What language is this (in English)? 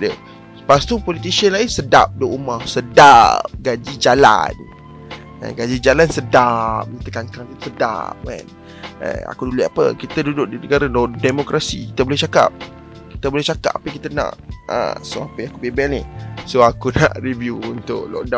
Malay